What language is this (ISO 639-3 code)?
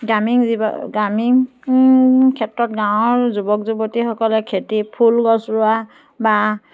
asm